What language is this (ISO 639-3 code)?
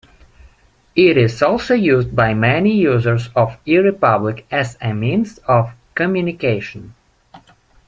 eng